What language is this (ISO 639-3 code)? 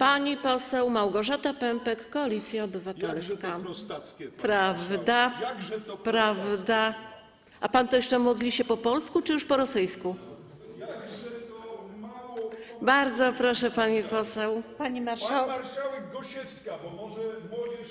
pol